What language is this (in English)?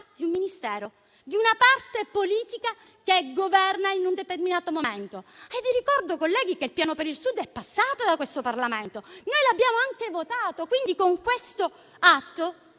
Italian